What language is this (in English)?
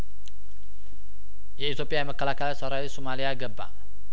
Amharic